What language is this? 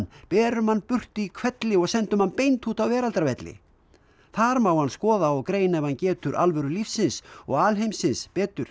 Icelandic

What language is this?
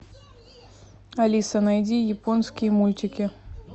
Russian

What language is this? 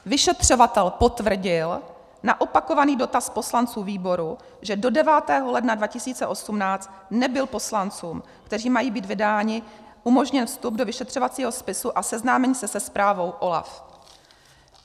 Czech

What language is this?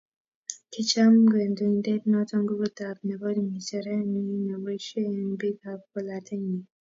Kalenjin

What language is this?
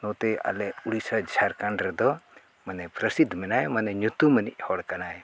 Santali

